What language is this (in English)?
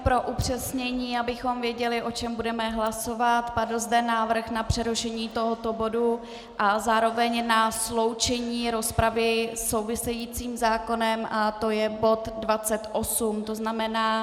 Czech